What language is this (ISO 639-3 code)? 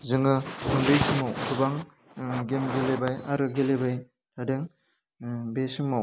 brx